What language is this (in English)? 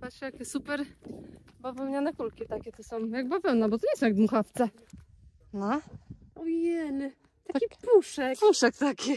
Polish